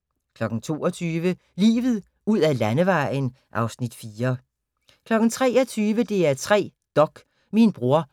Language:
Danish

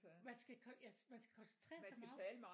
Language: Danish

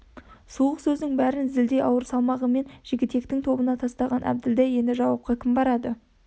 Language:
Kazakh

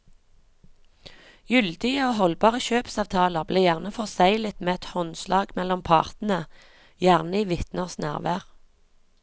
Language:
Norwegian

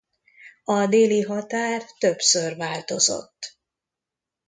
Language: Hungarian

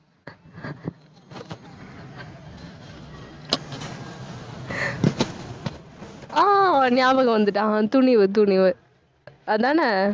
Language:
Tamil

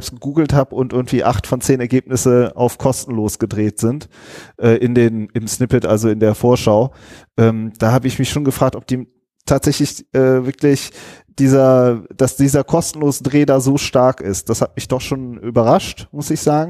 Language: German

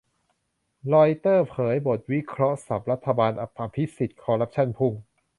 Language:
Thai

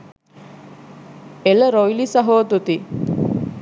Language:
Sinhala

